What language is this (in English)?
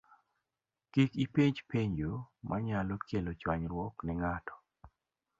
Luo (Kenya and Tanzania)